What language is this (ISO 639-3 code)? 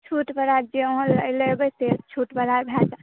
mai